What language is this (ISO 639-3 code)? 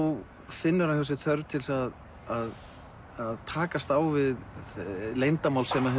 isl